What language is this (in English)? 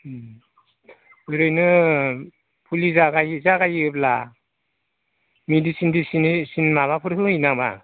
Bodo